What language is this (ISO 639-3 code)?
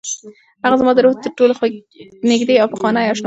pus